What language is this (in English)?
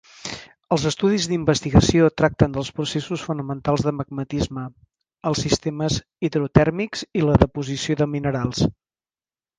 Catalan